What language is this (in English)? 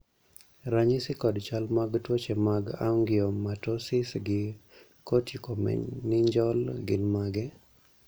Luo (Kenya and Tanzania)